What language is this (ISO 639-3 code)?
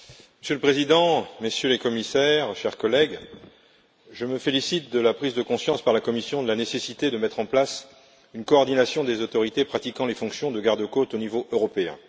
fra